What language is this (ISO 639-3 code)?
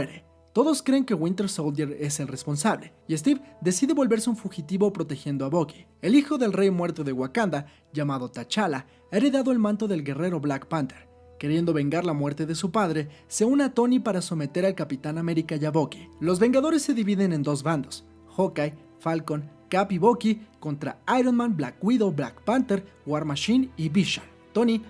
spa